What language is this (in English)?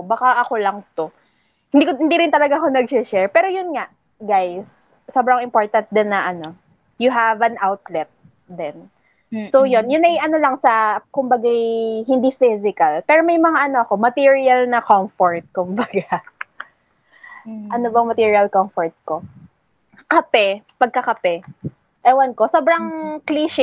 Filipino